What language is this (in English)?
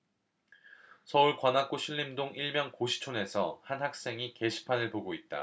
Korean